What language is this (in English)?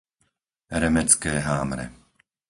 Slovak